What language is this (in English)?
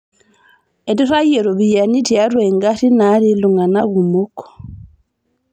Masai